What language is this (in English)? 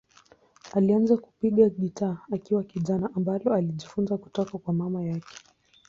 Swahili